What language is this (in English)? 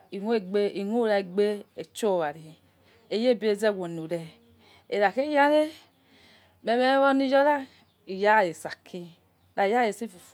Yekhee